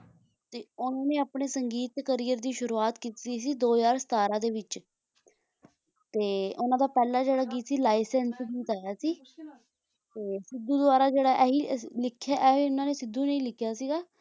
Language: Punjabi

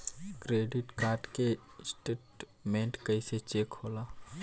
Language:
Bhojpuri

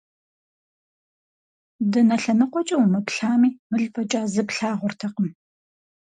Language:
Kabardian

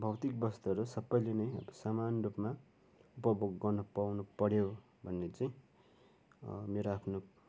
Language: Nepali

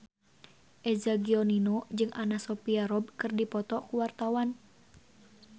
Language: Sundanese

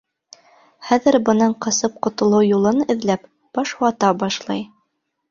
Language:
Bashkir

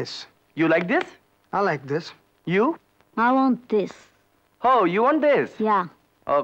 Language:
Tamil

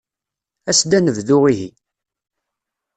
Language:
Kabyle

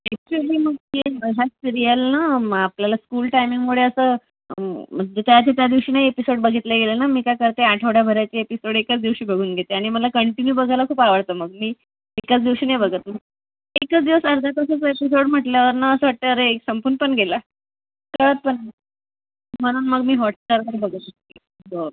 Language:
Marathi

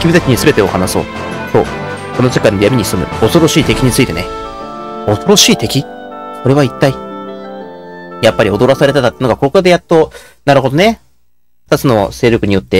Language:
Japanese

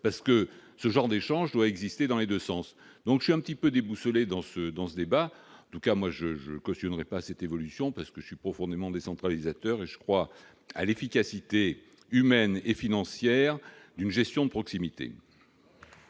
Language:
French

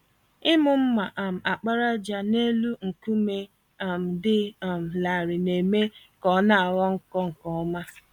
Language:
Igbo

